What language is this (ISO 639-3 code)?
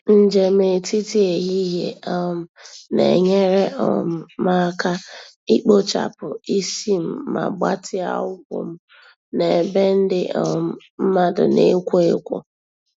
ibo